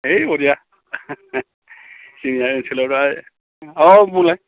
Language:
Bodo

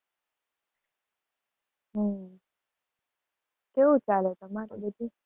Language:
Gujarati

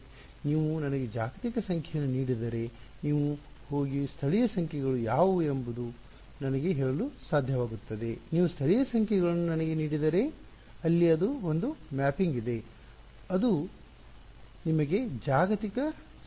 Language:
Kannada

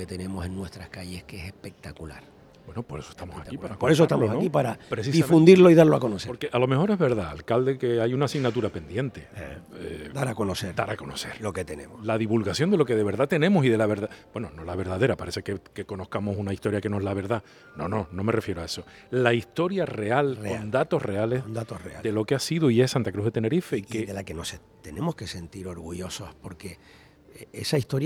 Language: Spanish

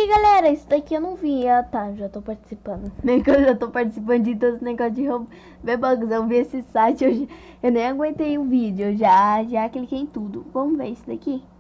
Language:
Portuguese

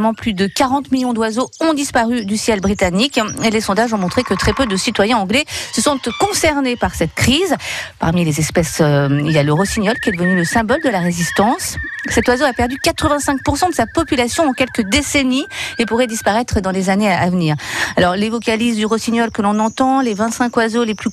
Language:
French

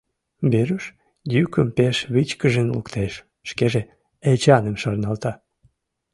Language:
Mari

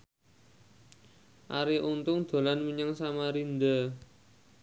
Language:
Javanese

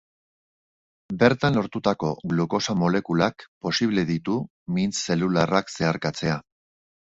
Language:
Basque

